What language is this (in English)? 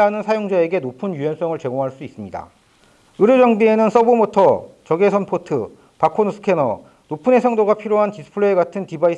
Korean